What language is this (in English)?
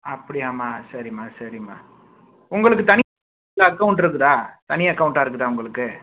Tamil